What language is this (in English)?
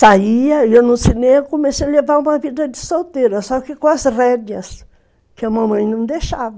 Portuguese